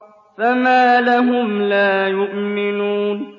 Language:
Arabic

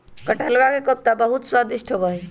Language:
Magahi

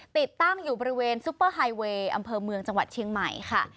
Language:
Thai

